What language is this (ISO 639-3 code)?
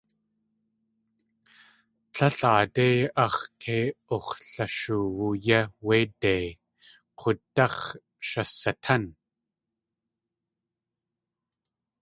tli